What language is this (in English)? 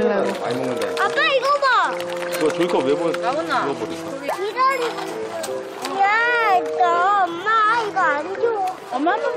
Korean